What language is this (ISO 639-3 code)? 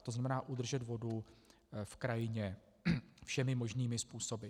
ces